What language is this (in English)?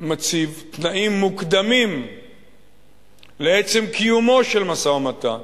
Hebrew